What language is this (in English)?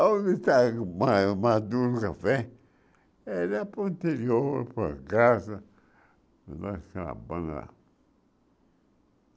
Portuguese